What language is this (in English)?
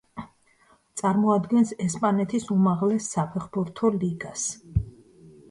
Georgian